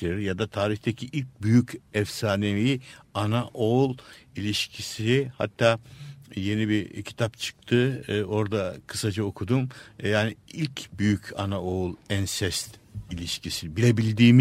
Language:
Turkish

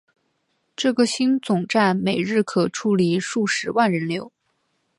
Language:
Chinese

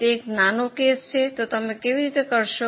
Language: Gujarati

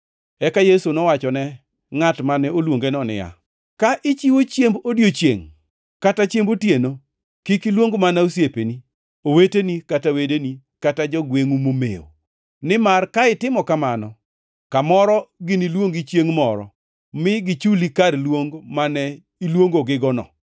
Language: Luo (Kenya and Tanzania)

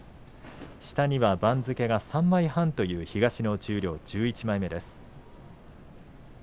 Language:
Japanese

